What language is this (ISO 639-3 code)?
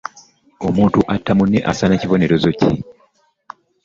lug